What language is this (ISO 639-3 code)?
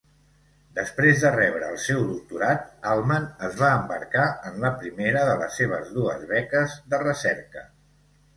cat